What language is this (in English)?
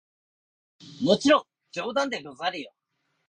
Japanese